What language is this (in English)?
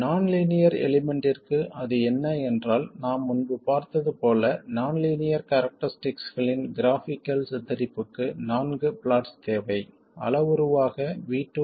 Tamil